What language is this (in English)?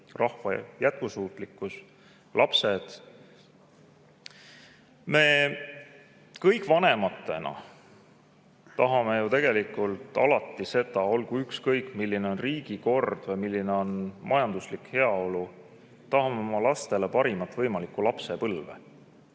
Estonian